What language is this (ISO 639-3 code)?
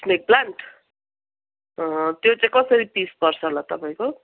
nep